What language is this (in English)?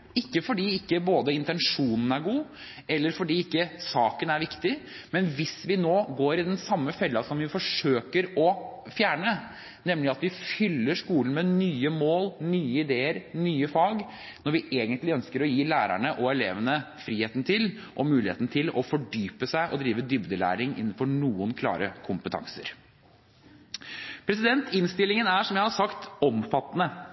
Norwegian Bokmål